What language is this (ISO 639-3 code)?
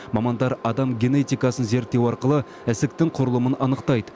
kaz